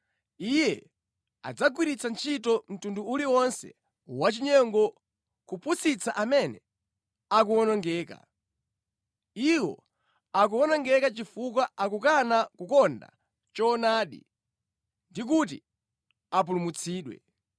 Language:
Nyanja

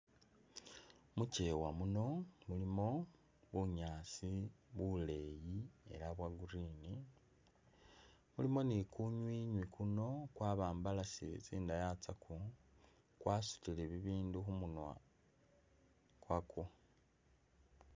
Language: Masaaba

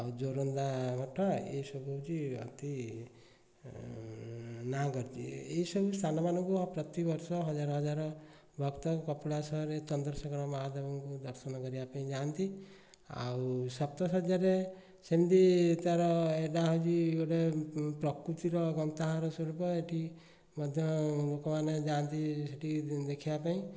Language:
Odia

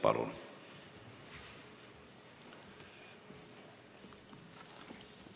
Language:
Estonian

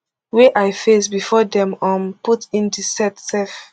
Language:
Nigerian Pidgin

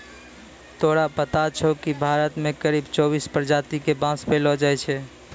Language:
Maithili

